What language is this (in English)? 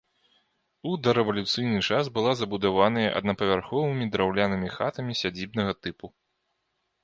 Belarusian